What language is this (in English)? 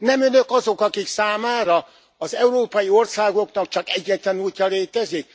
Hungarian